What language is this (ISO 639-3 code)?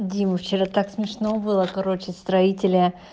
rus